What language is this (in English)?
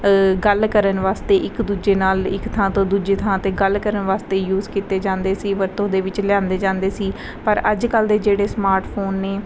Punjabi